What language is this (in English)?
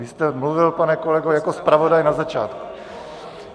Czech